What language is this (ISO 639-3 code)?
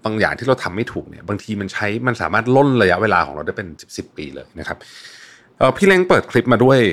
tha